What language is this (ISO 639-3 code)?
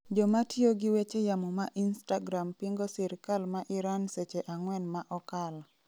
luo